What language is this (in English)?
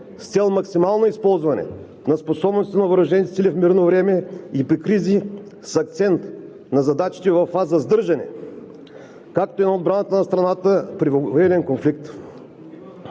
Bulgarian